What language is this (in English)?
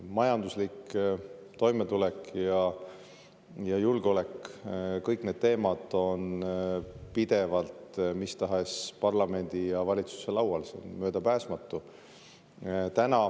Estonian